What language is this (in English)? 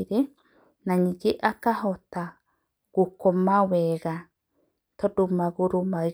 Kikuyu